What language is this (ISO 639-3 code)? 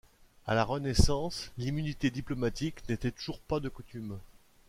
fra